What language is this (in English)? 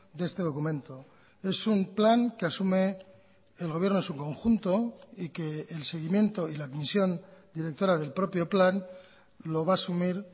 Spanish